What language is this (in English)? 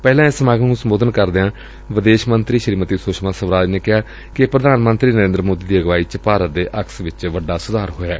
Punjabi